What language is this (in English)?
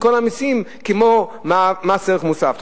Hebrew